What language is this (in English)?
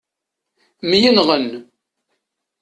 Kabyle